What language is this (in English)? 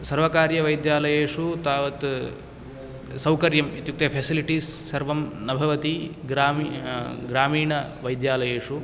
Sanskrit